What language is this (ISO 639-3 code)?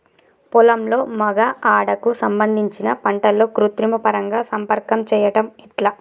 tel